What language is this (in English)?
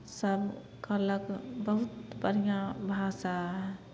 Maithili